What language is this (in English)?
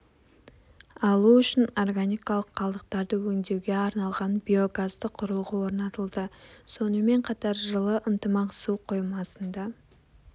Kazakh